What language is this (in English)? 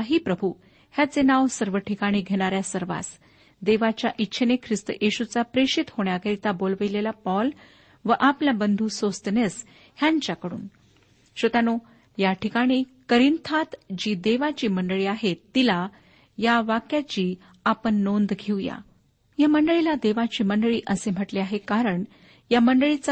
Marathi